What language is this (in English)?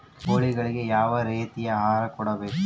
Kannada